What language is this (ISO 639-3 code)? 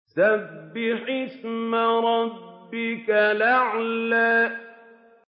ara